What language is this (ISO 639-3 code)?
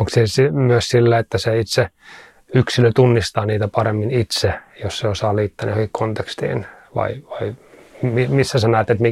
fin